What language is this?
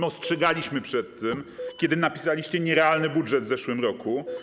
Polish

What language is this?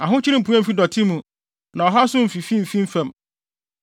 Akan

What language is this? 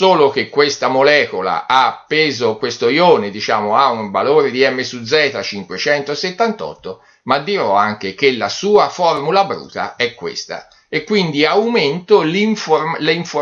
Italian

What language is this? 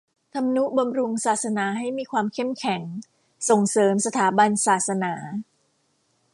Thai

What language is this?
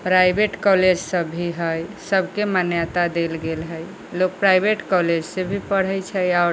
Maithili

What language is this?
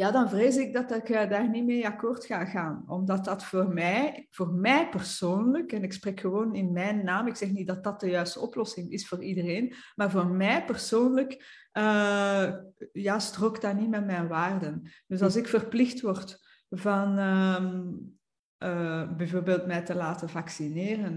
Dutch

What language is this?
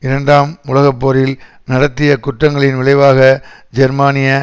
Tamil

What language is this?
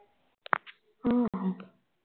Punjabi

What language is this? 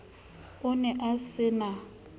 Southern Sotho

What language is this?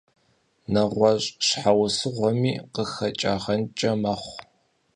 Kabardian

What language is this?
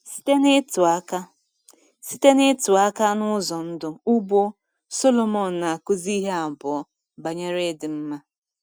Igbo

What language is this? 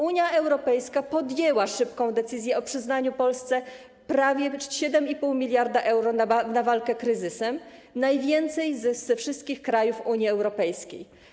Polish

